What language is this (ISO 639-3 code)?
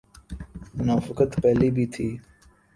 urd